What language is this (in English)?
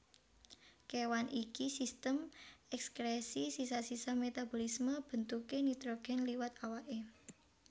Javanese